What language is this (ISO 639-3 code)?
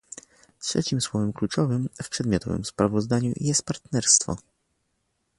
pol